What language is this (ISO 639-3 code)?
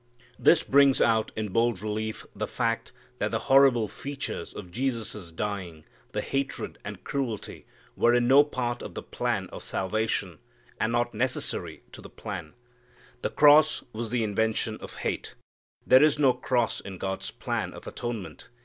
eng